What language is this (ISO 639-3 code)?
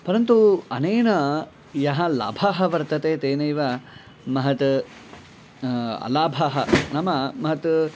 san